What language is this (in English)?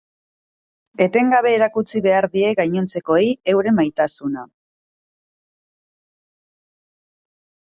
Basque